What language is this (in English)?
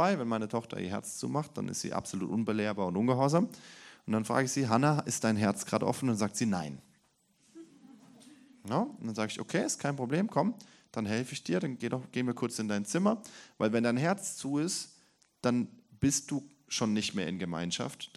German